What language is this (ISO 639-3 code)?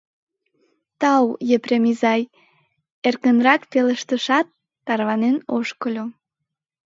chm